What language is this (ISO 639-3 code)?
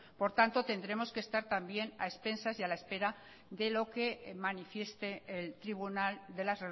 spa